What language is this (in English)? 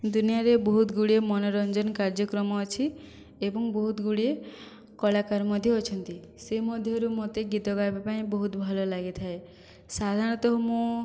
Odia